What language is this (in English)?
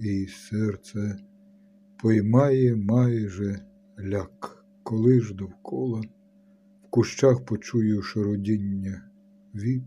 Ukrainian